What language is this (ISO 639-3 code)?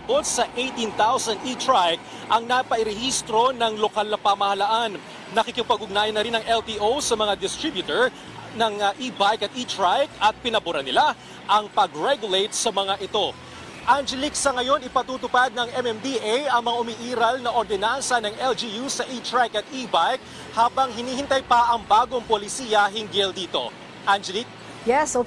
fil